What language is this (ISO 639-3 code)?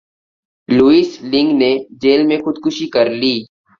urd